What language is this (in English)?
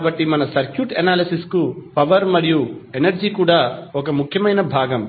Telugu